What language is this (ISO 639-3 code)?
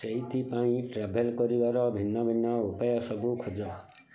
ori